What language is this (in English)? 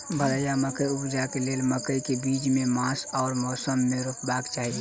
Maithili